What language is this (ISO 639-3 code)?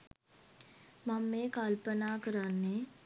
sin